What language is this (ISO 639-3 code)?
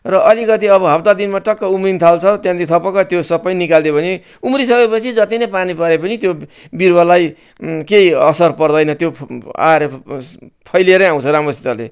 nep